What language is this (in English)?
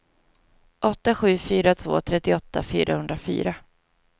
Swedish